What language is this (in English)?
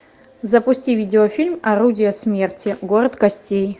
Russian